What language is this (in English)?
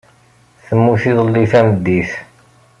Kabyle